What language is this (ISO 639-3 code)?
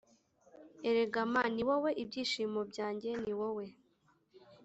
kin